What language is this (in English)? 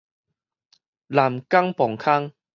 Min Nan Chinese